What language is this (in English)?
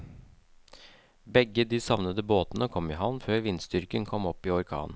Norwegian